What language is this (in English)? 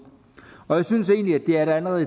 Danish